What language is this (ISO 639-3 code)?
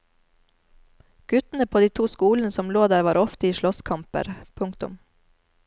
nor